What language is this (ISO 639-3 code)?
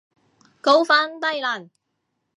yue